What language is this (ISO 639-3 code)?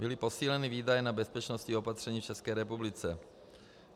ces